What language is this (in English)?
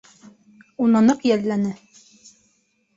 Bashkir